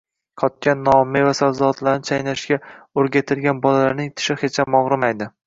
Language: Uzbek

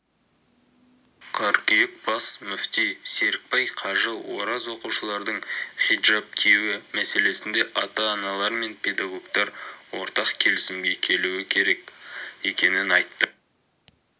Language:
Kazakh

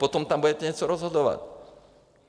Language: Czech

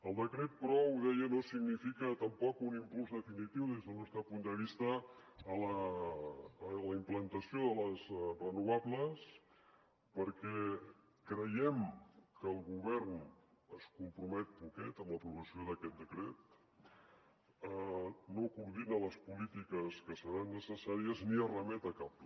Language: Catalan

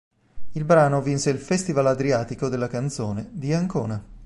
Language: Italian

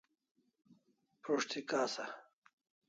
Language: Kalasha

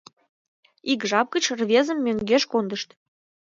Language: Mari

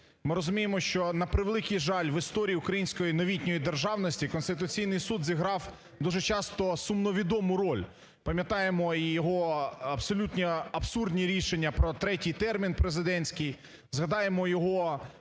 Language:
Ukrainian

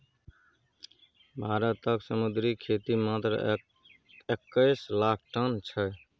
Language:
Maithili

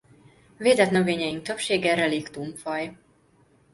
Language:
Hungarian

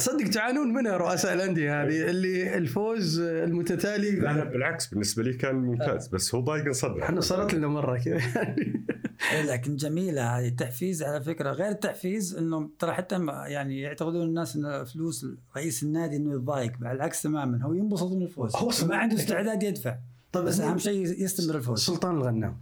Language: Arabic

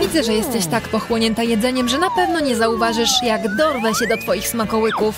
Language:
Polish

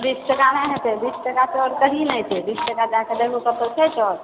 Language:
Maithili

